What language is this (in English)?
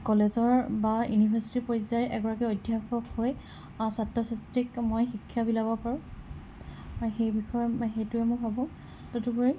Assamese